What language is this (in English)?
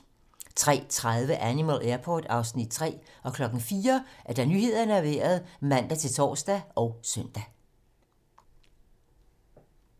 Danish